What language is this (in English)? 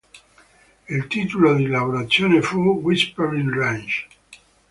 Italian